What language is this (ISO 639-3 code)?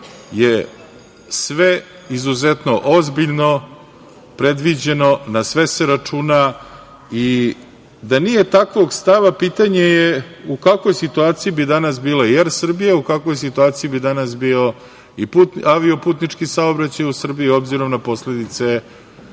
srp